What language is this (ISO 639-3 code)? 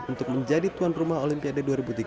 ind